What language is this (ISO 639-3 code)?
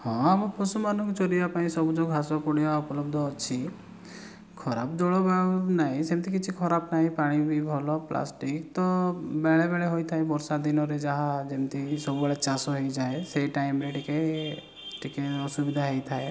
ori